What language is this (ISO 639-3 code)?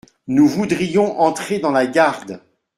fra